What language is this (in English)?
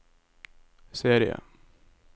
Norwegian